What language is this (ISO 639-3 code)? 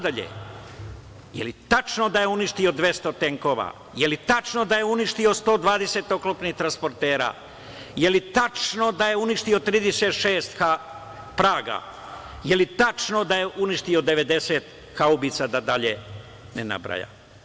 srp